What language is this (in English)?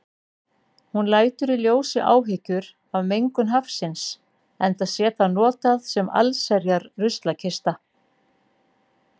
Icelandic